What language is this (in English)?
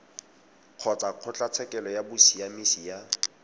Tswana